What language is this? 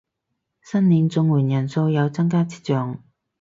Cantonese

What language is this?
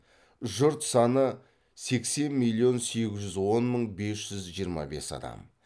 Kazakh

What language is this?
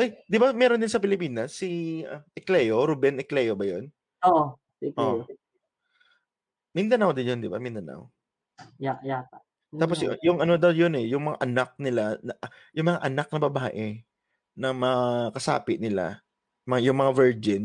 Filipino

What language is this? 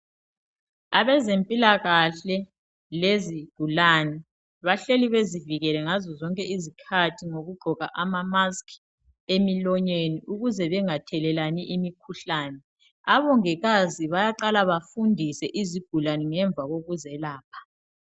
North Ndebele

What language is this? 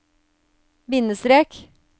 Norwegian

